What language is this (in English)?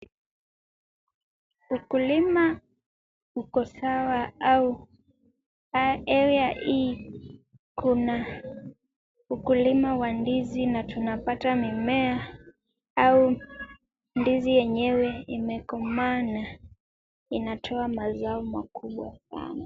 Swahili